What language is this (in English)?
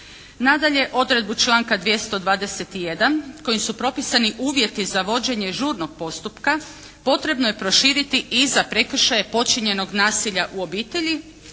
Croatian